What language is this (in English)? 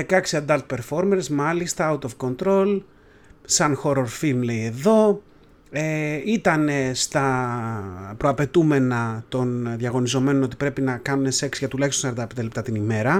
Greek